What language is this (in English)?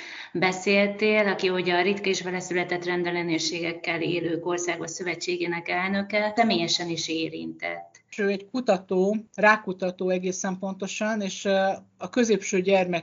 Hungarian